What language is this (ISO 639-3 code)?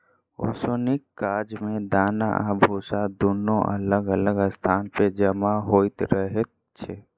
mai